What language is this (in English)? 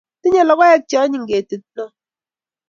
Kalenjin